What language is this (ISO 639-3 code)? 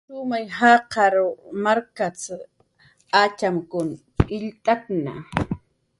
jqr